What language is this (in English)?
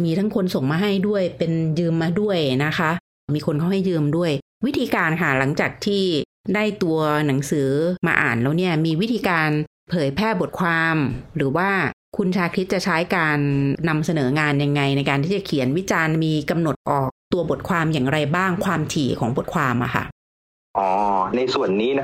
Thai